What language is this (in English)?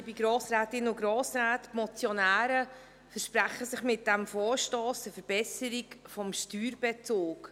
Swiss German